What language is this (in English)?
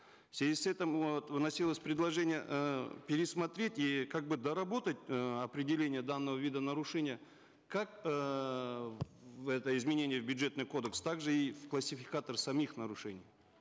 Kazakh